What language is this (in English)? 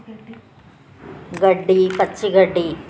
Telugu